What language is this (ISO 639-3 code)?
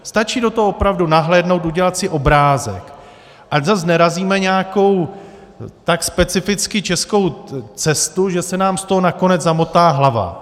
ces